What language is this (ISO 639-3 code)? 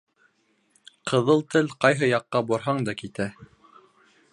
bak